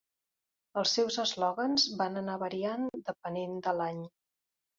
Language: Catalan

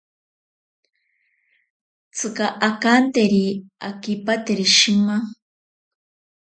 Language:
Ashéninka Perené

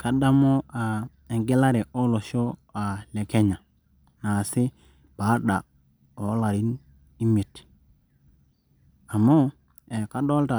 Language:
Masai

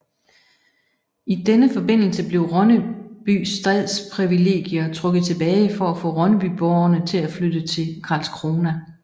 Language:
Danish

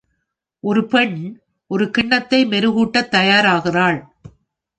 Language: Tamil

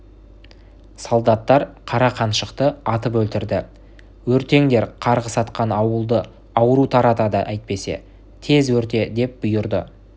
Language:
Kazakh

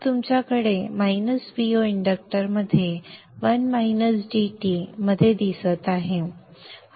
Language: Marathi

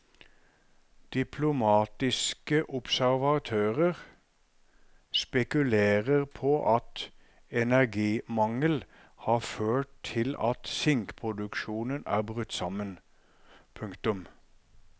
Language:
Norwegian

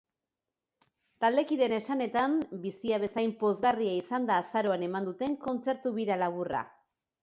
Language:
Basque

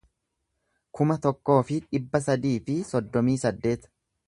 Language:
Oromo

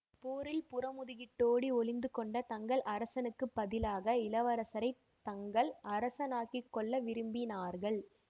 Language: Tamil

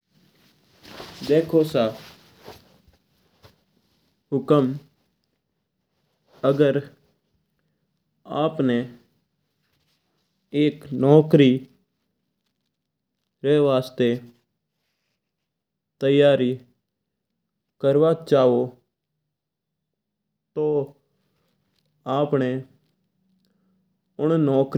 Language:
Mewari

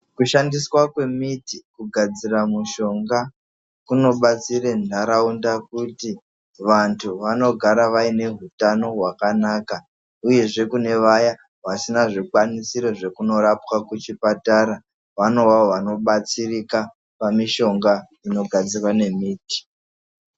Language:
Ndau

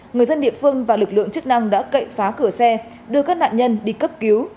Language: Vietnamese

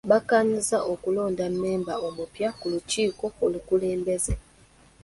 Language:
Ganda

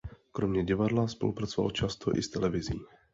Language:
Czech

